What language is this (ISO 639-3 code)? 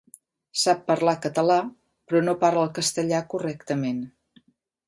cat